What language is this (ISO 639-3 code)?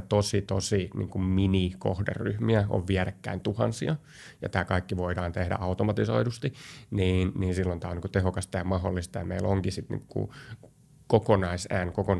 fin